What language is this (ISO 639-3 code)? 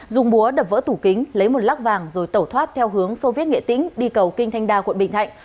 vie